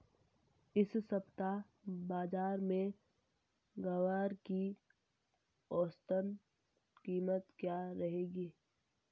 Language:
Hindi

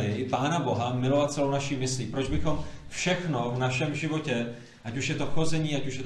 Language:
Czech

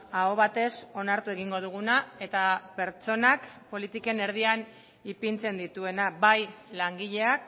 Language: Basque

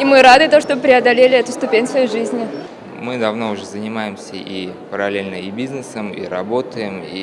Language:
Russian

